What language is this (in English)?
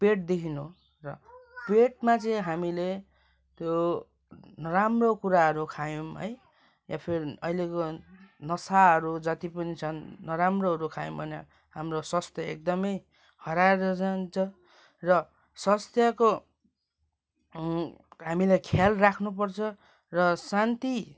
Nepali